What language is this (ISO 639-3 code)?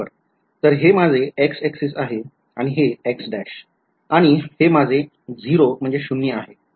mar